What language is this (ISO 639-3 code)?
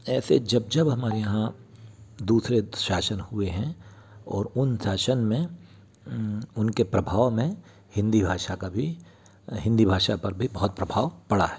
hin